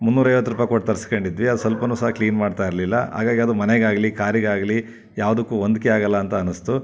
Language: Kannada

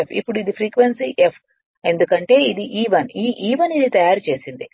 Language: Telugu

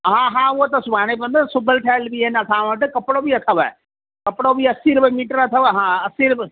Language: Sindhi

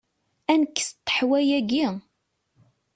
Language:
Kabyle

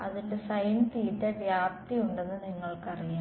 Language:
Malayalam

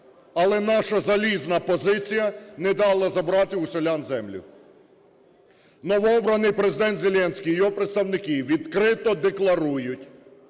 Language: Ukrainian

